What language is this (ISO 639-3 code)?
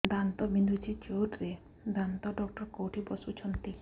ori